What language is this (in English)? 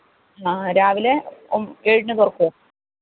Malayalam